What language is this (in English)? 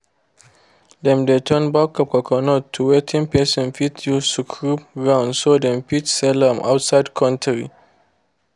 Nigerian Pidgin